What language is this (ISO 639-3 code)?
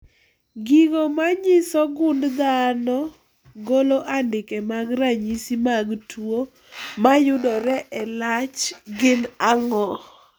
luo